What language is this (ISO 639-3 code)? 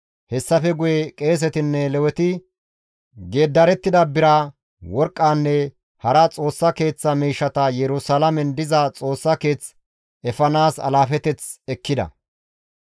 gmv